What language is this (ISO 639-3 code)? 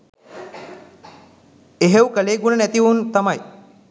sin